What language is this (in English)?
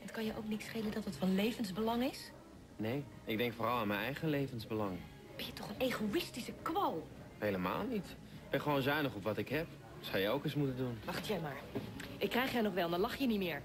Dutch